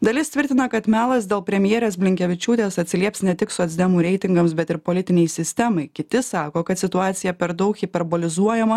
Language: Lithuanian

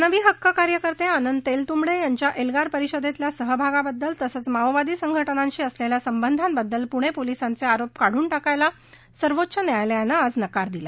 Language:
Marathi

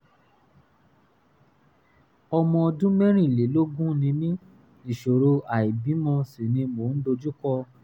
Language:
Yoruba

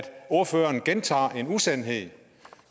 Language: Danish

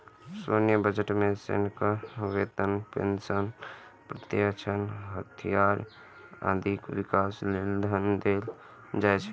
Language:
Maithili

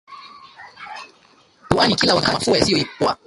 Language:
Swahili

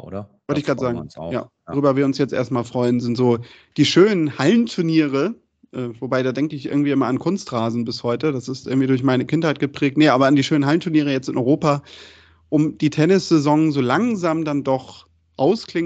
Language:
German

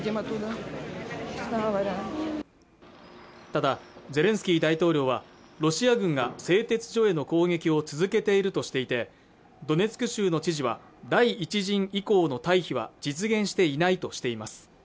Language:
Japanese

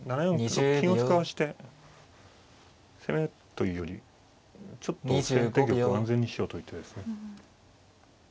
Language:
Japanese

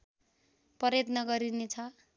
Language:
Nepali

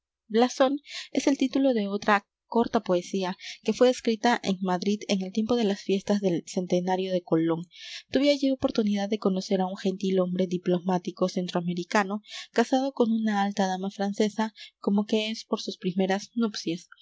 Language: Spanish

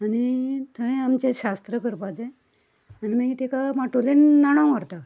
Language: Konkani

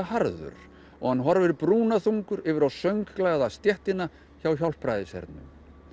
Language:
Icelandic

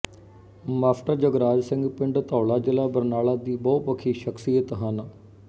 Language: Punjabi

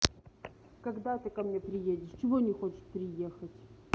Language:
Russian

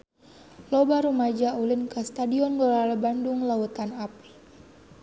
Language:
Sundanese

